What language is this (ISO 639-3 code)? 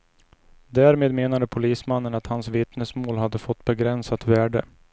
swe